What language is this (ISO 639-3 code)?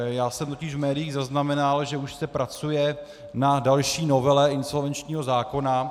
ces